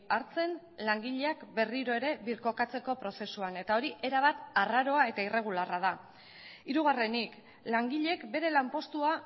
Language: Basque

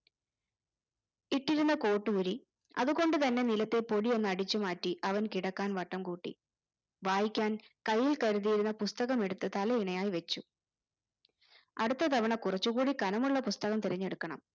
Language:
Malayalam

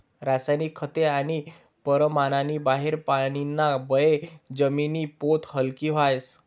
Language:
Marathi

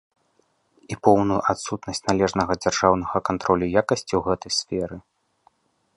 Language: Belarusian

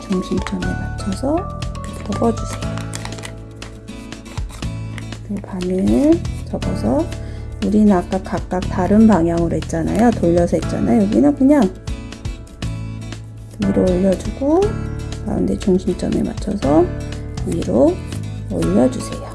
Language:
Korean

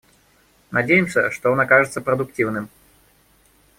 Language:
Russian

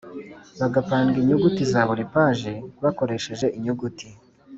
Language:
Kinyarwanda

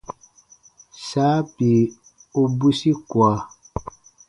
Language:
Baatonum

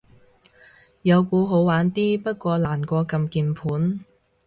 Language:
Cantonese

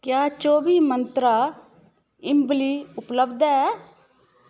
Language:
Dogri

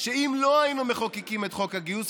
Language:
Hebrew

